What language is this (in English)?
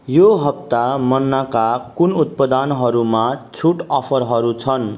Nepali